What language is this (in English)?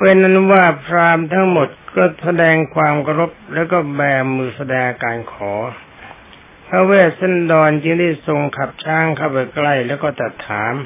Thai